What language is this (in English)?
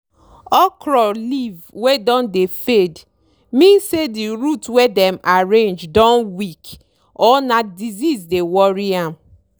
Nigerian Pidgin